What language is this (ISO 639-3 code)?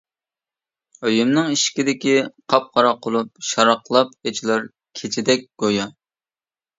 uig